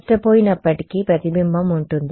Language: Telugu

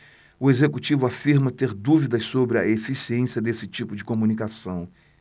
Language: Portuguese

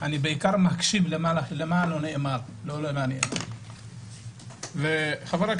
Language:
Hebrew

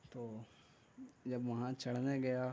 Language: Urdu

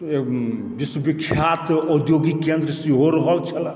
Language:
Maithili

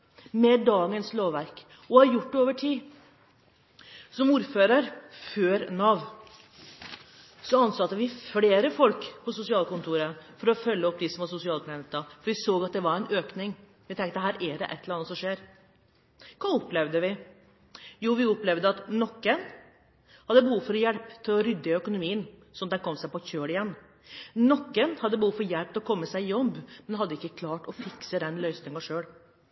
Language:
Norwegian Bokmål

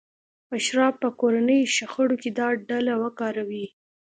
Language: Pashto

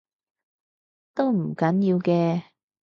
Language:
Cantonese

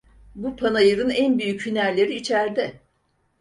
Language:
Turkish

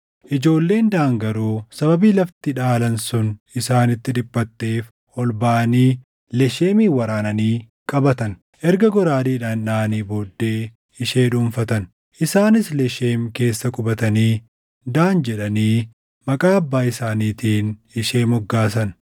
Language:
Oromo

